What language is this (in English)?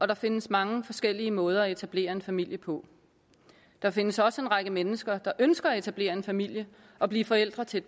Danish